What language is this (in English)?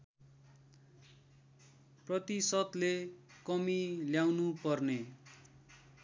Nepali